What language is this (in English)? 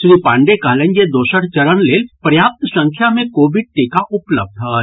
Maithili